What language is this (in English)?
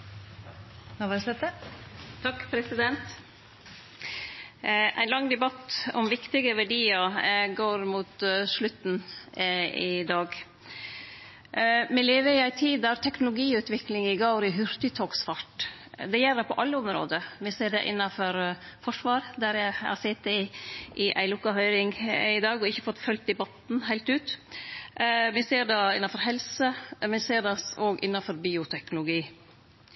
Norwegian Nynorsk